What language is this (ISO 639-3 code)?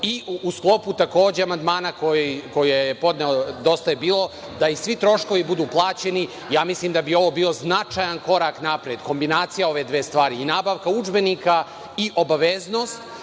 srp